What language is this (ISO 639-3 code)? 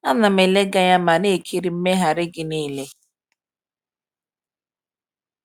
ibo